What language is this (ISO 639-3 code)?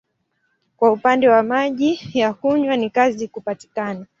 swa